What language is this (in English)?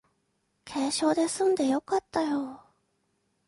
Japanese